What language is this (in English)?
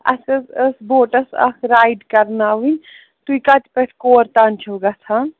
Kashmiri